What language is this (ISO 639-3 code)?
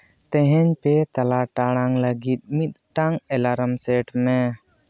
sat